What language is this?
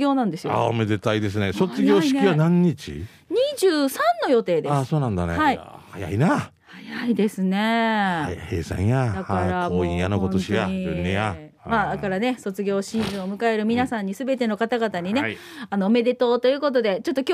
Japanese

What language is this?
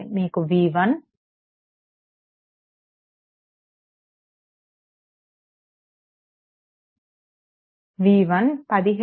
Telugu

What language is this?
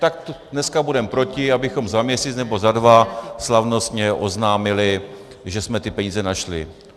Czech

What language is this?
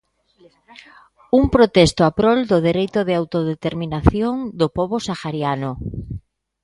Galician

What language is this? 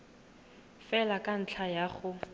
Tswana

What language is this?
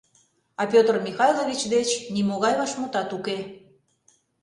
Mari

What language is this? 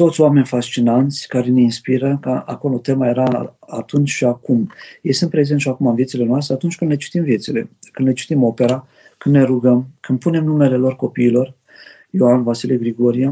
Romanian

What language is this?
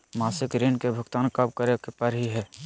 Magahi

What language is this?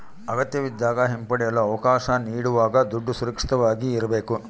Kannada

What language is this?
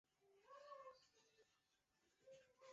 Chinese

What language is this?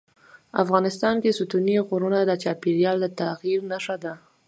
Pashto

